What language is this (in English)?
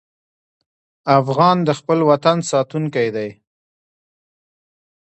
Pashto